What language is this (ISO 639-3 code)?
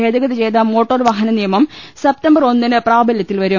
mal